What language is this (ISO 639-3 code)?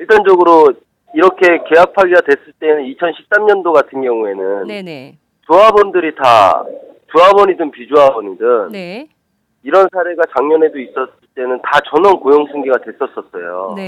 kor